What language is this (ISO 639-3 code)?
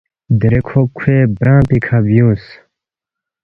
bft